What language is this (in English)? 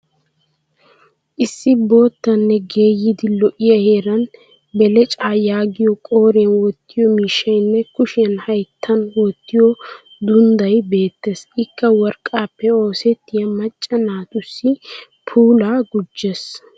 Wolaytta